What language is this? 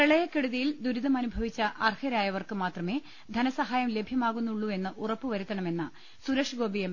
Malayalam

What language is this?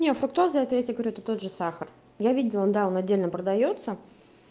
Russian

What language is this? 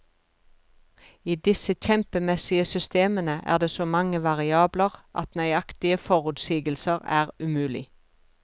Norwegian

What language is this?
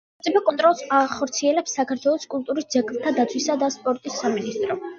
Georgian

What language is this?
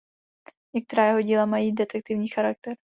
Czech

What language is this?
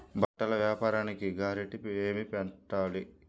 Telugu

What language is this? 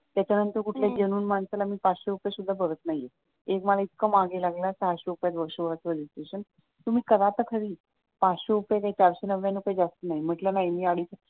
Marathi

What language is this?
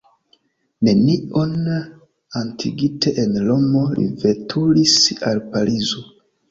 Esperanto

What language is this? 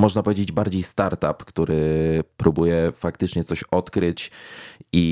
Polish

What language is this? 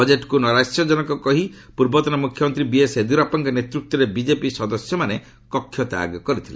Odia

